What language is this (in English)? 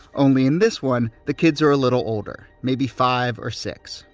English